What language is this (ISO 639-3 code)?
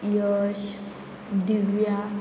kok